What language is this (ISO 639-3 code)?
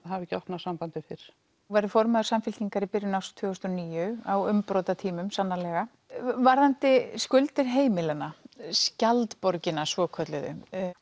isl